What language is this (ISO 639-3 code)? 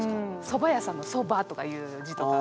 jpn